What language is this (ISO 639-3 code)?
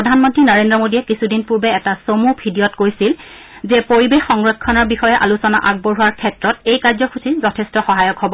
asm